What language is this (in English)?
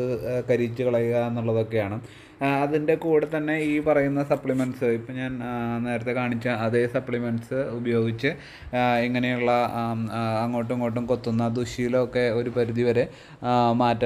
Malayalam